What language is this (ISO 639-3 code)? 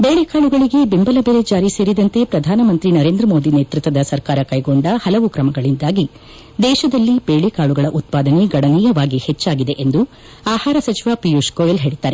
kan